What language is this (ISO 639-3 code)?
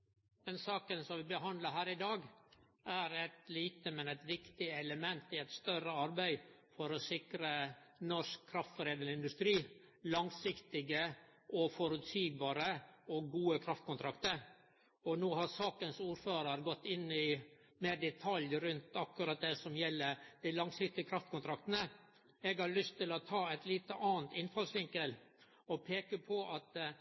nor